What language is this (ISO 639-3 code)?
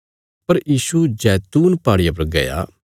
kfs